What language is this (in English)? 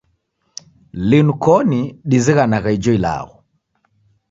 Taita